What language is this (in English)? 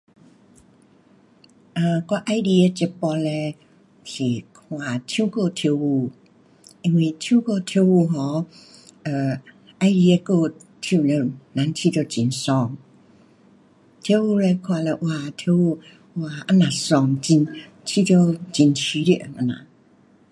Pu-Xian Chinese